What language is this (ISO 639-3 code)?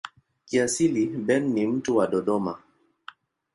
swa